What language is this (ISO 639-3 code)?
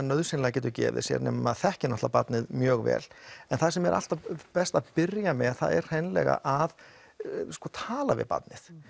isl